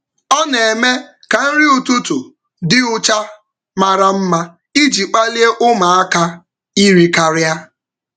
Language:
Igbo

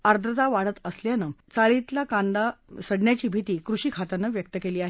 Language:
Marathi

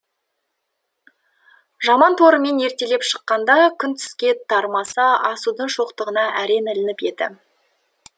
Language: Kazakh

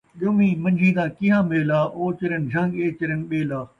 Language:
Saraiki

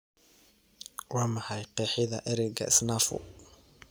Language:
Somali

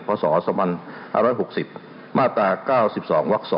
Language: Thai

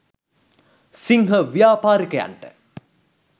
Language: Sinhala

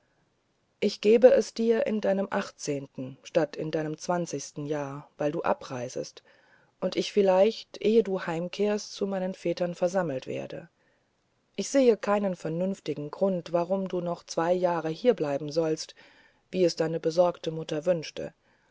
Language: German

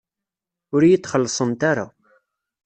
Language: Kabyle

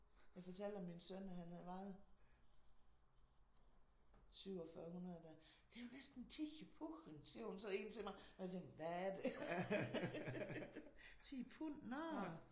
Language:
Danish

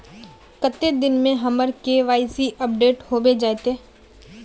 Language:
Magahi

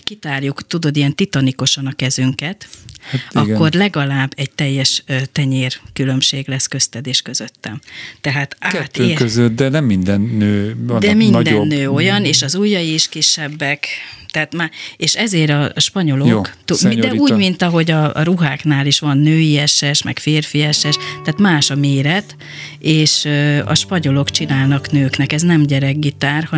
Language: Hungarian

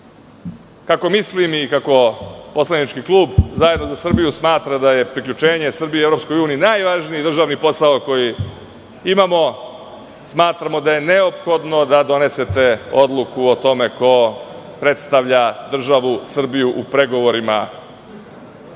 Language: Serbian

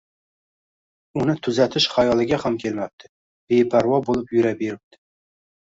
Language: Uzbek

